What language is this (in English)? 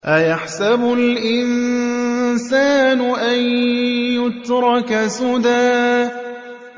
Arabic